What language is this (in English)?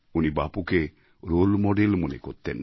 Bangla